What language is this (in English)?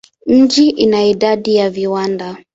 Swahili